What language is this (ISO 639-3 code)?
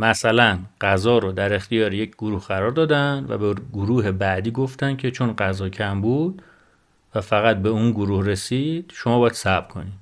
fas